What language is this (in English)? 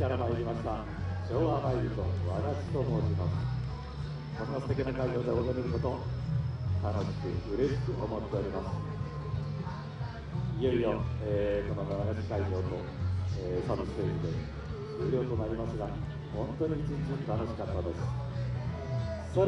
Japanese